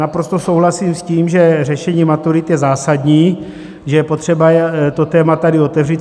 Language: Czech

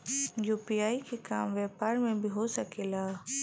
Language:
Bhojpuri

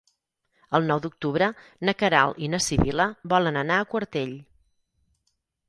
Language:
Catalan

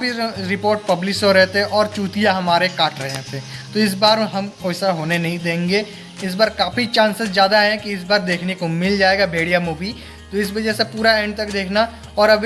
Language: Hindi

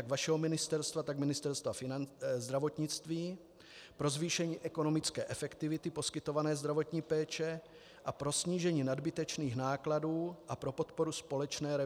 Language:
Czech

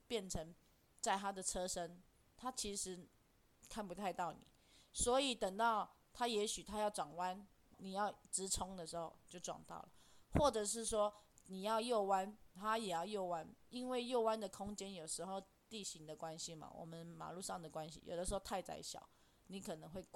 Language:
Chinese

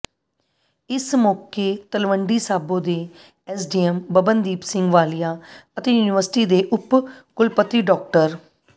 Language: Punjabi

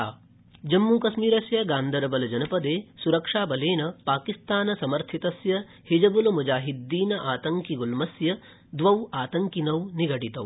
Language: Sanskrit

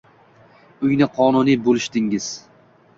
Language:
Uzbek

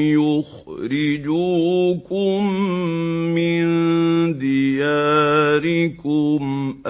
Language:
Arabic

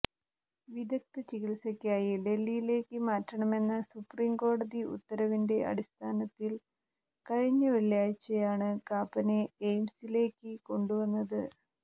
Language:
Malayalam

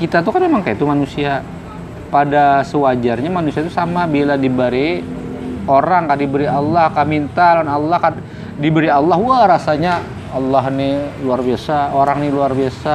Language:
Indonesian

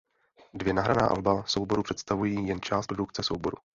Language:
Czech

